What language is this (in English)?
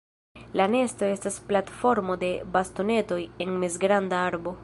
Esperanto